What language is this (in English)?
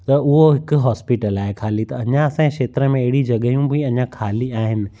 Sindhi